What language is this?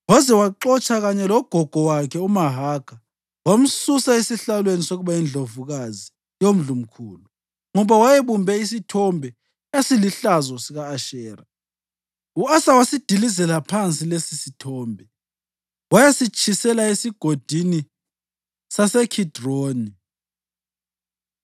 North Ndebele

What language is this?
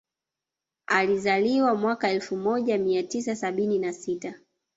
Swahili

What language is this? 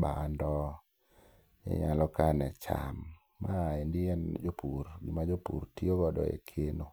Luo (Kenya and Tanzania)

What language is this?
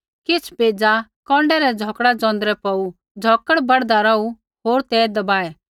Kullu Pahari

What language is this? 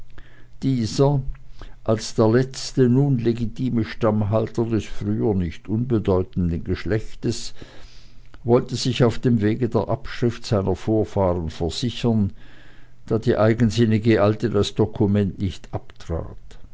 German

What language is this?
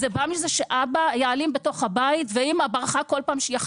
Hebrew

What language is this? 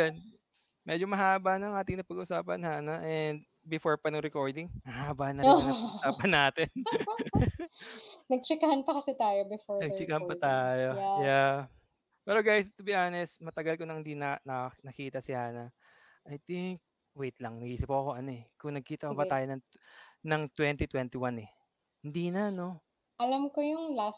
Filipino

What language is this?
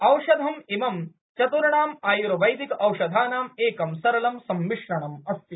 Sanskrit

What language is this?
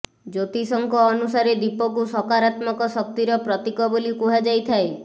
Odia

